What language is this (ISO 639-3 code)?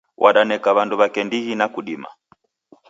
dav